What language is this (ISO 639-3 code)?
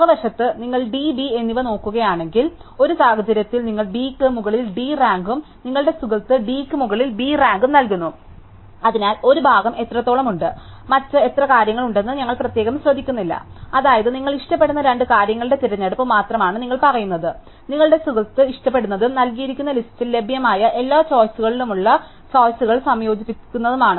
mal